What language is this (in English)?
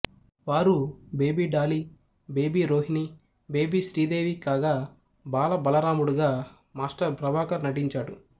Telugu